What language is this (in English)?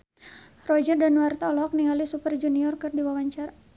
Sundanese